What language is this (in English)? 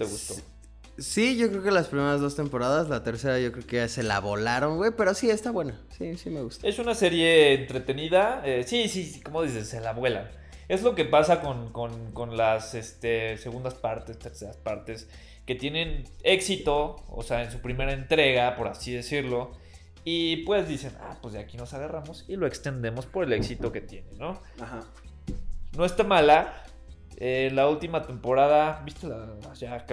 Spanish